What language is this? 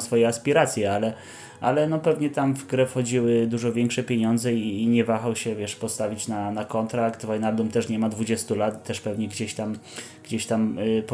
Polish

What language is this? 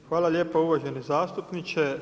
Croatian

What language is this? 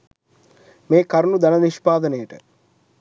Sinhala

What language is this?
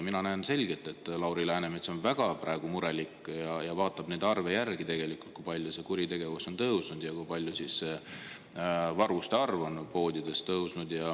Estonian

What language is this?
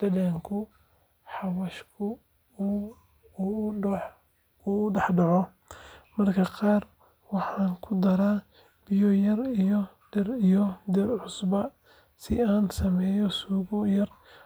Somali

